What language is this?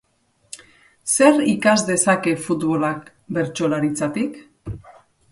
Basque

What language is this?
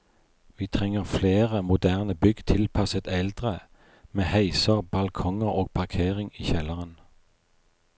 Norwegian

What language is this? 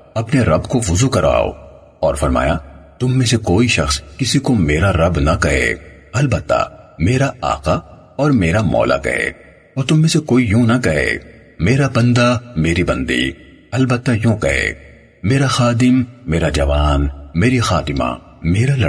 Urdu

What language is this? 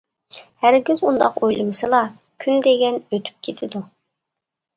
Uyghur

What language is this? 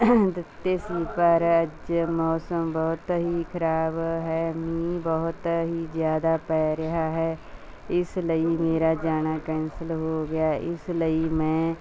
Punjabi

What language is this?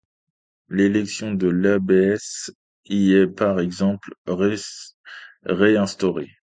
French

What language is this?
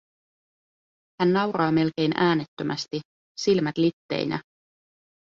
Finnish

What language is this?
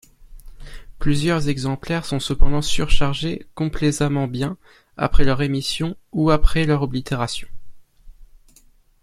French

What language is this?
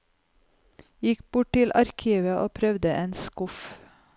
Norwegian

